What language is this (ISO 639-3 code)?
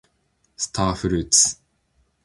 jpn